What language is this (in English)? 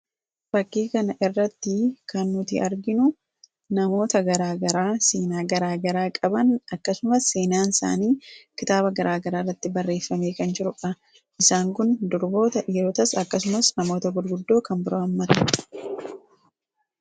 Oromo